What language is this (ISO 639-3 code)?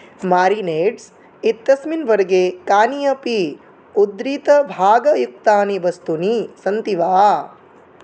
san